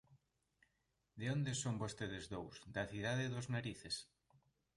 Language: Galician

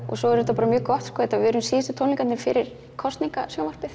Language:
Icelandic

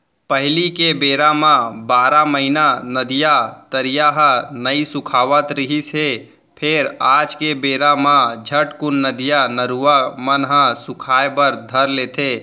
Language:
Chhattisgarhi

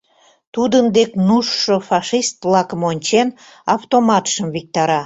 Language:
Mari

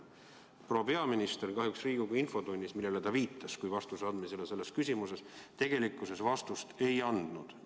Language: Estonian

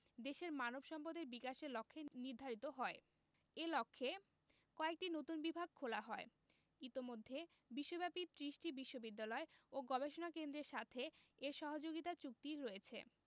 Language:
Bangla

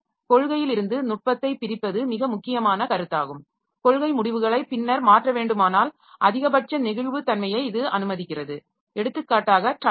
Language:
Tamil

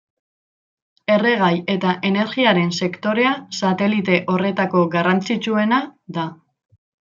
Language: Basque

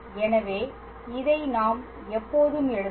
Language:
Tamil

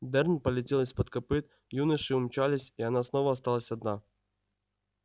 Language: Russian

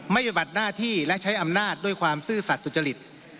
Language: Thai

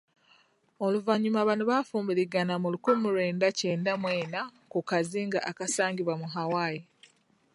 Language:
Ganda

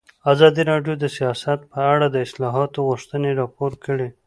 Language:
Pashto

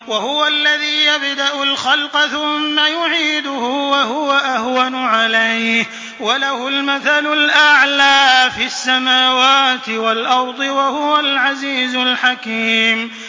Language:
Arabic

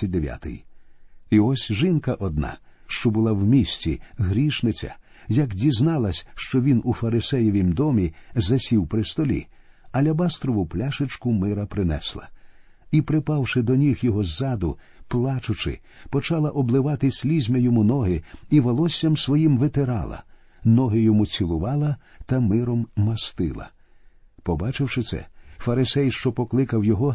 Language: Ukrainian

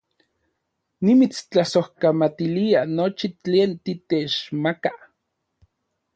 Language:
Central Puebla Nahuatl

